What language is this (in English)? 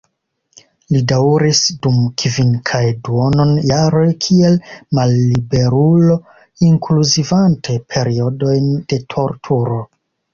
Esperanto